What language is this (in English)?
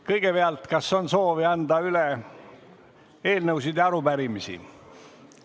Estonian